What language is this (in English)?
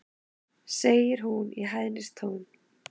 Icelandic